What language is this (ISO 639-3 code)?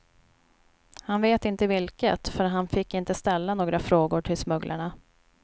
swe